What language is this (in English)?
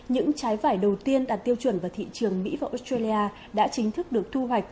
Vietnamese